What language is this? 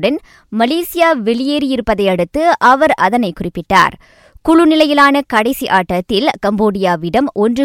Tamil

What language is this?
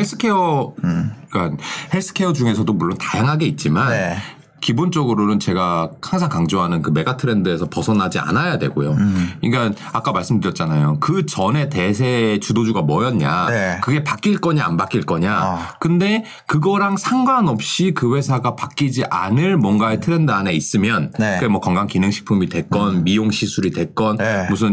Korean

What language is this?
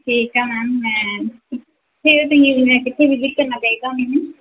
Punjabi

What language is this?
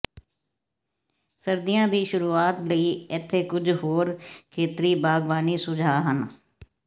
Punjabi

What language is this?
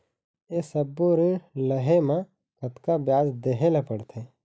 Chhattisgarhi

